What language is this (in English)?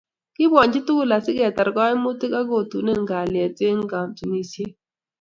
Kalenjin